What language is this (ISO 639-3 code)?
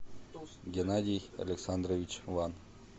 rus